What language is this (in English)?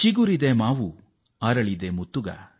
Kannada